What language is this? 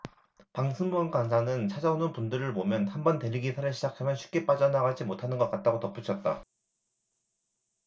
Korean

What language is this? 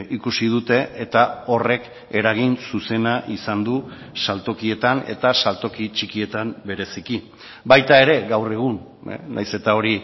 Basque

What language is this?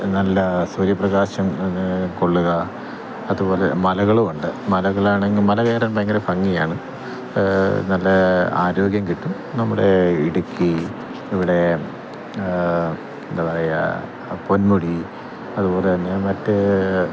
Malayalam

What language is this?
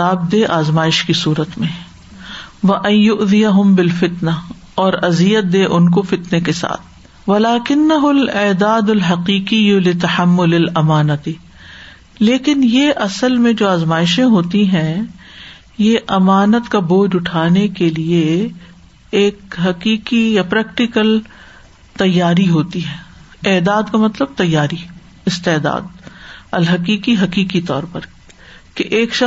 Urdu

